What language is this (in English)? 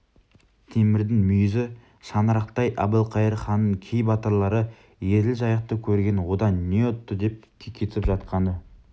Kazakh